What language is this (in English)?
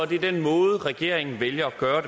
Danish